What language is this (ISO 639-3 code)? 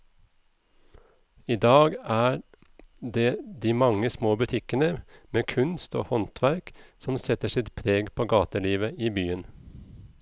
nor